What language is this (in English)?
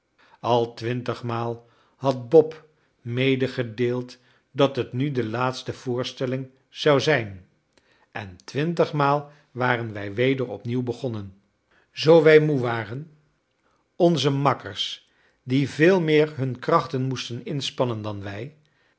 Dutch